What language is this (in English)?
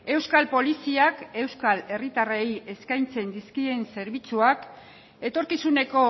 Basque